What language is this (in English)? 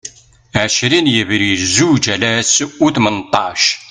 Kabyle